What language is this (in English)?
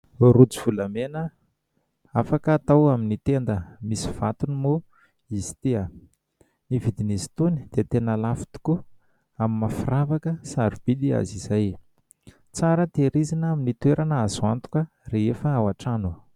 Malagasy